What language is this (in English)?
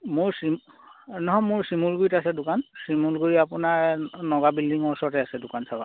Assamese